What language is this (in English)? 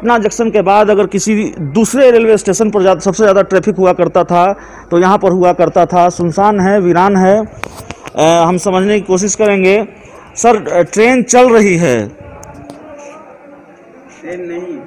Hindi